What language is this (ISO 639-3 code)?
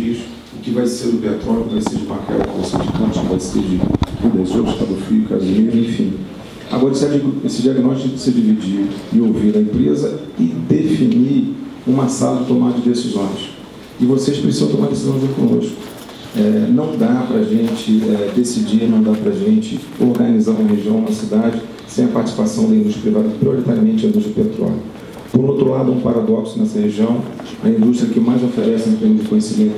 por